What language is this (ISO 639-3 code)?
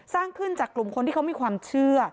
tha